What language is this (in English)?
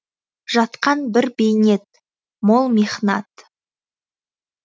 Kazakh